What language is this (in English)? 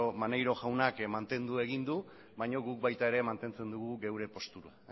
Basque